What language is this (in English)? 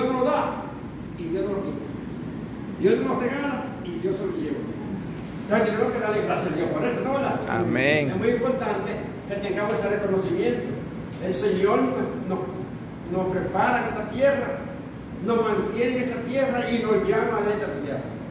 Spanish